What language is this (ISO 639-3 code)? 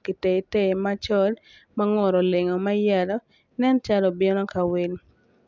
ach